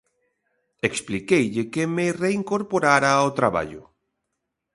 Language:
Galician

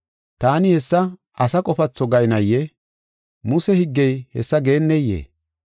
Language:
Gofa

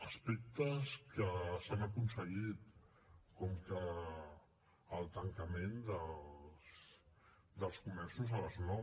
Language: Catalan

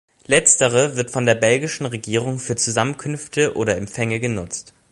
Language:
German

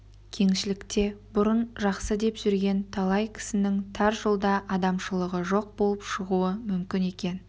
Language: Kazakh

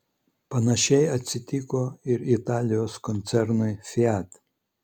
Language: Lithuanian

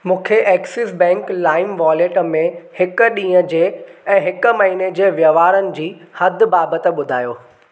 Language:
Sindhi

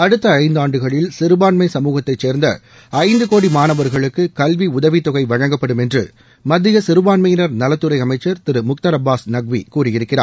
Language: Tamil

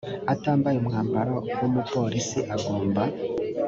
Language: Kinyarwanda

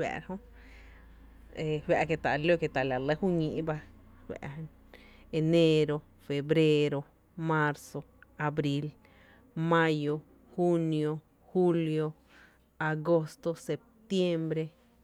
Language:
Tepinapa Chinantec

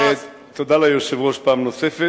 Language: Hebrew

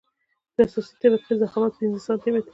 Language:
Pashto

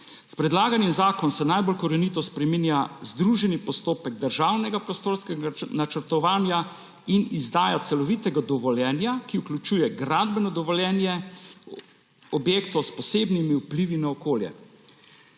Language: Slovenian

